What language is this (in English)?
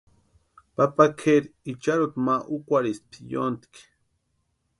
Western Highland Purepecha